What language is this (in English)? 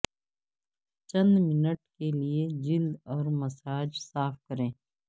Urdu